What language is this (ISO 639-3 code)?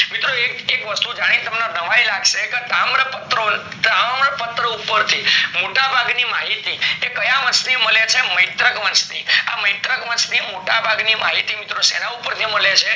guj